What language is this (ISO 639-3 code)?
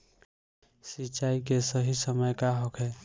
bho